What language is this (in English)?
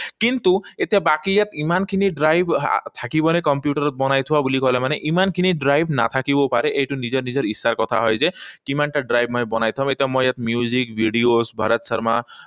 Assamese